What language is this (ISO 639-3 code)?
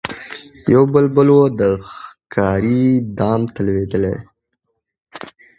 pus